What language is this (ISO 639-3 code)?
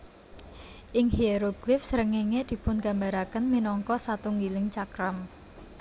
jav